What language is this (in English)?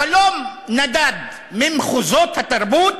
Hebrew